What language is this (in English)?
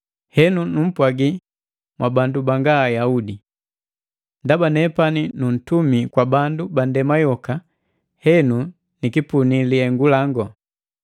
Matengo